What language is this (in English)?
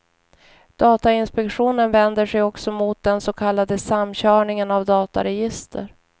Swedish